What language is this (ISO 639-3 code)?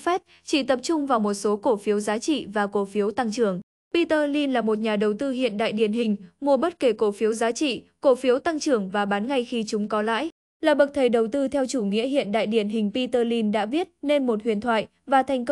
vie